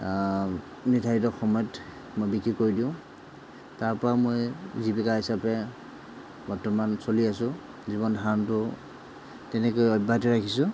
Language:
Assamese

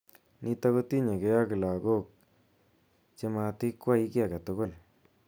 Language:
Kalenjin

